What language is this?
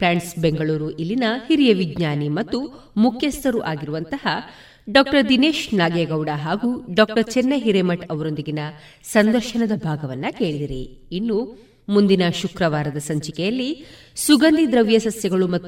Kannada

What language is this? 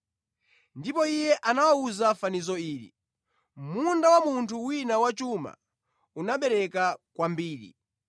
Nyanja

